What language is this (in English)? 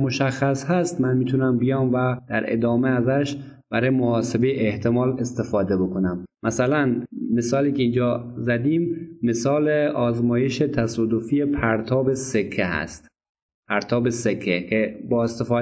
Persian